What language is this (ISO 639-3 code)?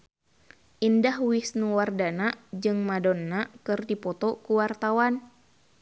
sun